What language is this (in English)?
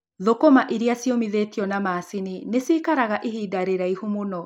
Kikuyu